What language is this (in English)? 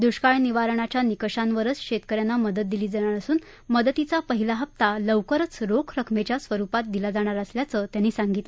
Marathi